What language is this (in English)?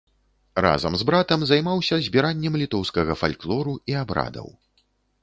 Belarusian